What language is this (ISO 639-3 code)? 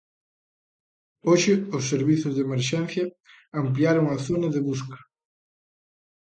glg